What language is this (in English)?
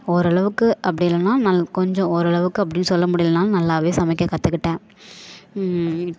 Tamil